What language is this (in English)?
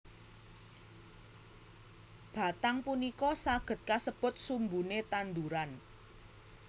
Javanese